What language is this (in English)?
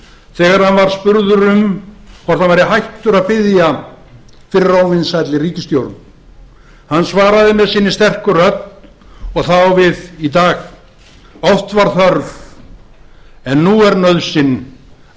Icelandic